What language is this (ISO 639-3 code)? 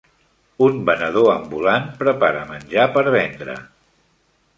cat